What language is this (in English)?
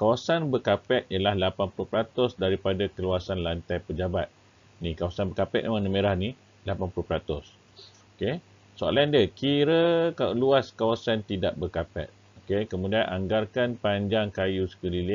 Malay